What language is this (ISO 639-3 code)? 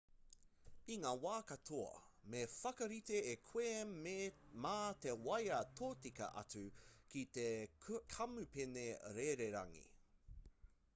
mri